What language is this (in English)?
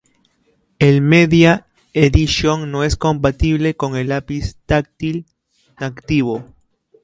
Spanish